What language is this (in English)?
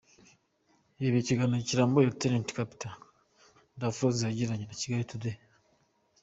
Kinyarwanda